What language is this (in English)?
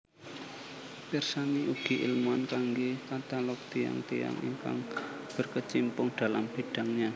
Javanese